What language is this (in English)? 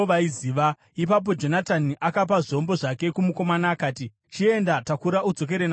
Shona